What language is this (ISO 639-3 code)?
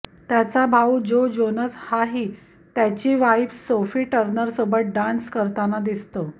mar